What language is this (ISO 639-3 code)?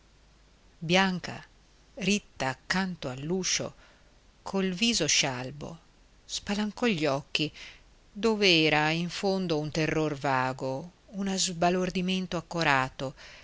ita